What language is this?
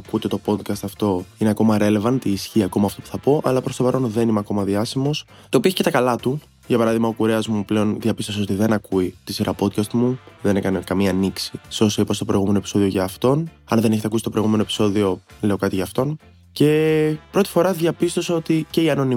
Greek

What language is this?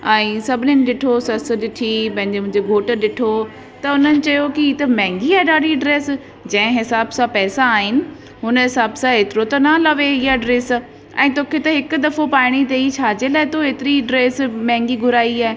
Sindhi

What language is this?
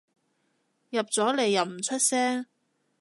Cantonese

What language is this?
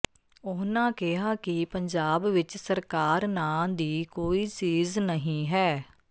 Punjabi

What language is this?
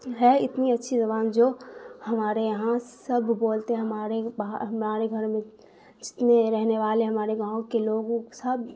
Urdu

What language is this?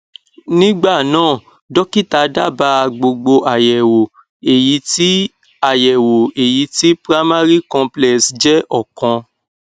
Yoruba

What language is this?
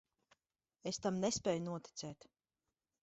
Latvian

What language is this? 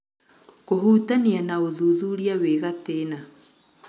Kikuyu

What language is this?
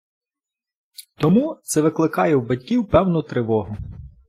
Ukrainian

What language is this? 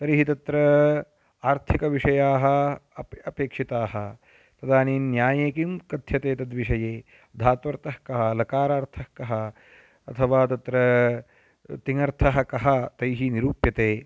Sanskrit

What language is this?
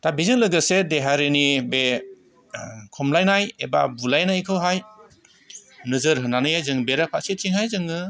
Bodo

